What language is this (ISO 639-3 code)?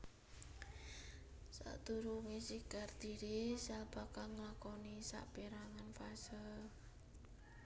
jav